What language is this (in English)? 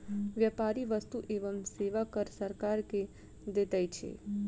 Maithili